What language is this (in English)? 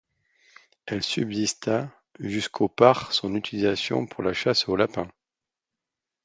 French